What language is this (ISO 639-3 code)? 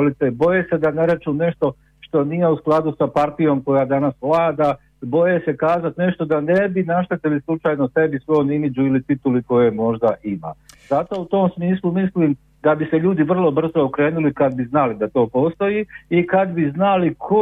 hrv